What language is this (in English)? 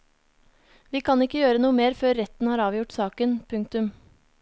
Norwegian